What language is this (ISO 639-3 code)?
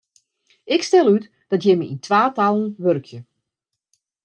fry